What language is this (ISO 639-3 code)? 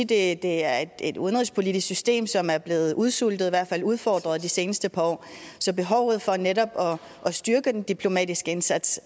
dan